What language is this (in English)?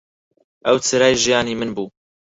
Central Kurdish